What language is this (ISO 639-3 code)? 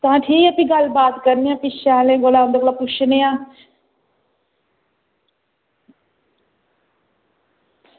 doi